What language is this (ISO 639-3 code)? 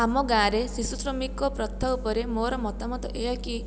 ori